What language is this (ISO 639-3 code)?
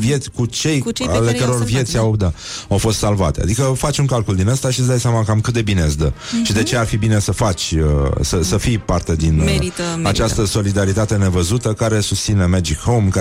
ron